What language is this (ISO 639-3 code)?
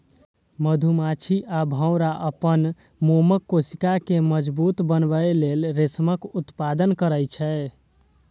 mai